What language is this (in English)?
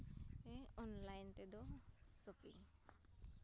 Santali